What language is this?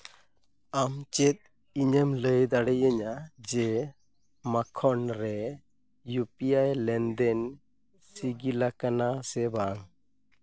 Santali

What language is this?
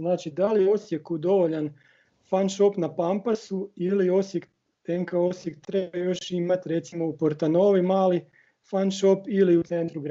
Croatian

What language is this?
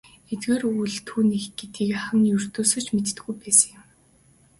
Mongolian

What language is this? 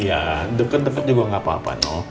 Indonesian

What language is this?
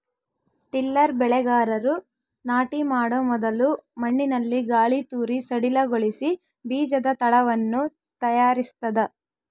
Kannada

